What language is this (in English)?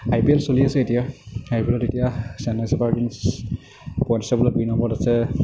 Assamese